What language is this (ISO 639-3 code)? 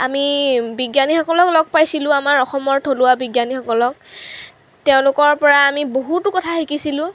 asm